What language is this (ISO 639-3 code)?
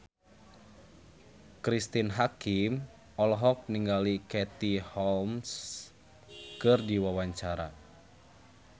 sun